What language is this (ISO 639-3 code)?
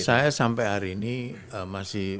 ind